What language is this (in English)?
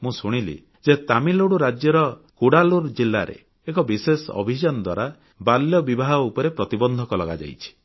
Odia